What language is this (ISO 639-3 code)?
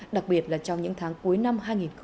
vie